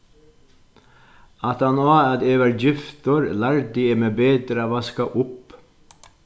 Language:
Faroese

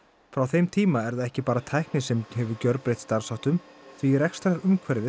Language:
Icelandic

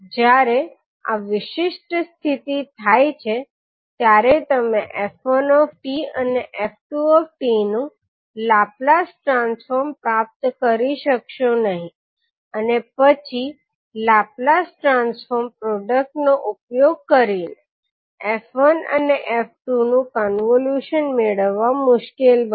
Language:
Gujarati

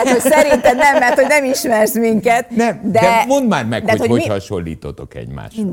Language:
Hungarian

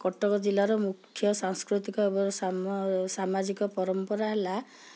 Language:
Odia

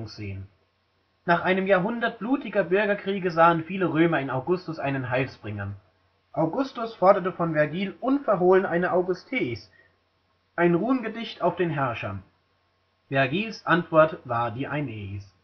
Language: German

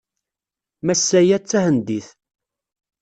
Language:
Kabyle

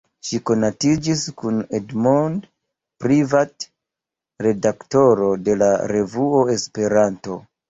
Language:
Esperanto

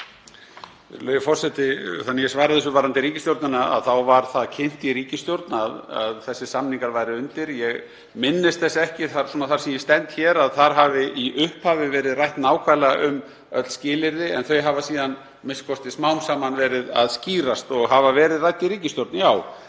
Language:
Icelandic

